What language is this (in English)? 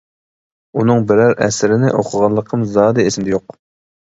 Uyghur